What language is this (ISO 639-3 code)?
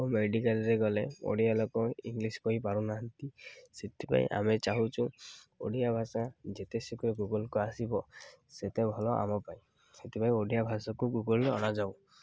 ori